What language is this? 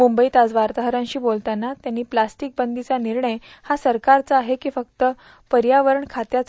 Marathi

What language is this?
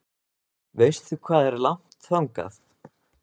Icelandic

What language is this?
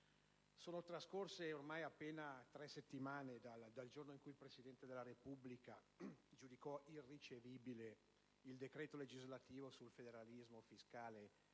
Italian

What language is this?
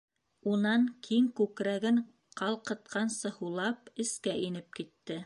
Bashkir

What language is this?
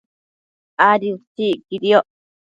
Matsés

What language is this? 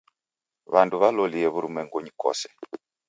Taita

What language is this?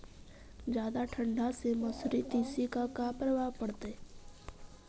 Magahi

